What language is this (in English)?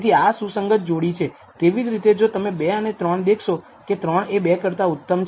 Gujarati